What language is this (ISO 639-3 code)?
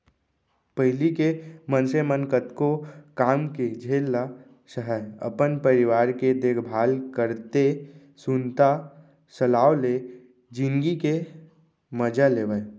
hne